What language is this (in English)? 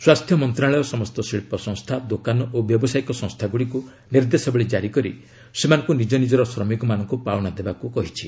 Odia